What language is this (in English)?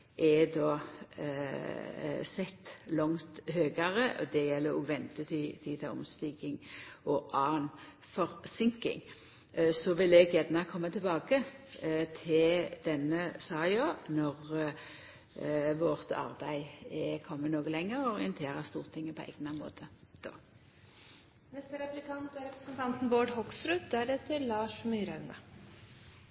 Norwegian Nynorsk